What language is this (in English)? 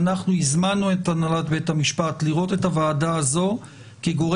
Hebrew